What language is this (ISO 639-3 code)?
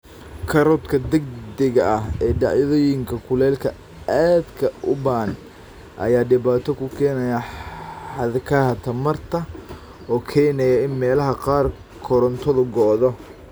som